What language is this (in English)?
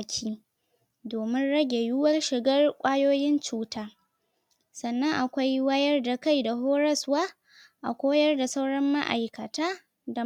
Hausa